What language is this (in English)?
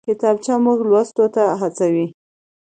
Pashto